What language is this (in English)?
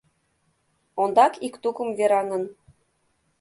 Mari